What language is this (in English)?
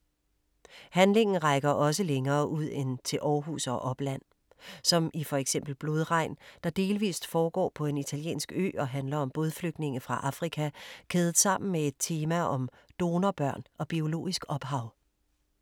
Danish